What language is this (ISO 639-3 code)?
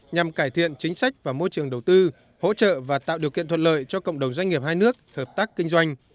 vie